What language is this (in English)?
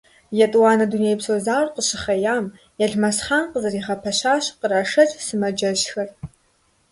Kabardian